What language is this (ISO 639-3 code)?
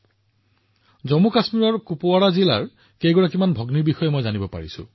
asm